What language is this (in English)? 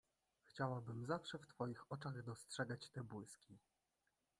Polish